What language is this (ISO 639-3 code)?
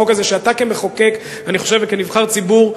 heb